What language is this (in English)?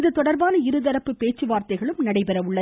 Tamil